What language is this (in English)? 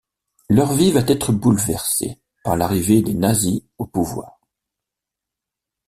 French